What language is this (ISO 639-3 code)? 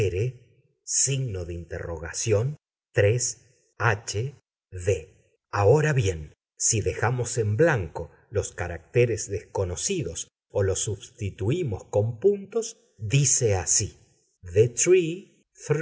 spa